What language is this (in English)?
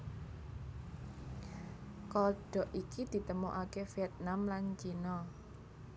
Javanese